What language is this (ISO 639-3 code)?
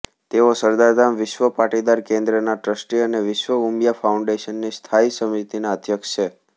guj